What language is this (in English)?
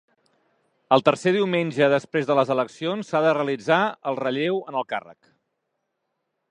Catalan